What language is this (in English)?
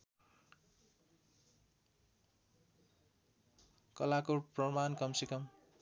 Nepali